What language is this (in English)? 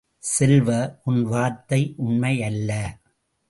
Tamil